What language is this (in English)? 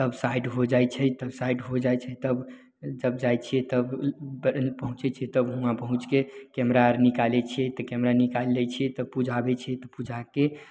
Maithili